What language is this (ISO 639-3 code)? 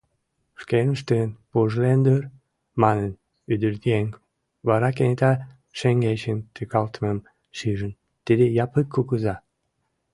chm